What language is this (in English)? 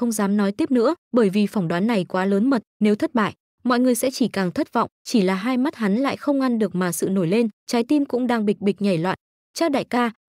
Vietnamese